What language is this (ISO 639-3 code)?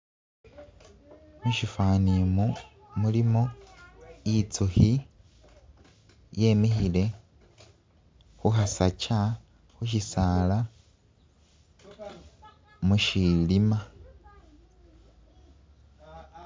myx